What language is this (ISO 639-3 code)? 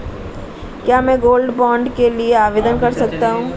hin